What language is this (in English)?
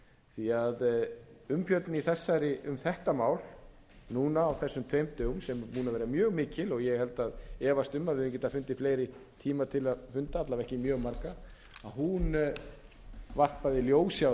Icelandic